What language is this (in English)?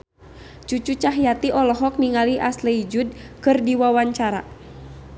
Sundanese